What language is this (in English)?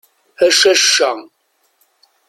Kabyle